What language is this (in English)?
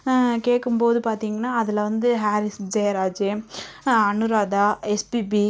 Tamil